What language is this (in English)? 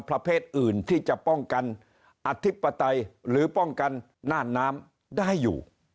Thai